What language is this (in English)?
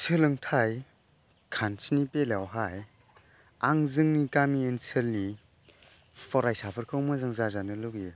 Bodo